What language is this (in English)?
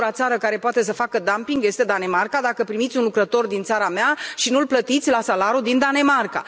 Romanian